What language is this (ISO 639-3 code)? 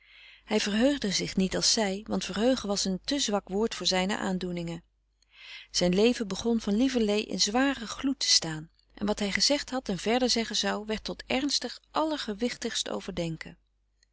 nld